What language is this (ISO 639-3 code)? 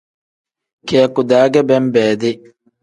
kdh